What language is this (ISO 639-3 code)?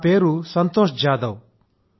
tel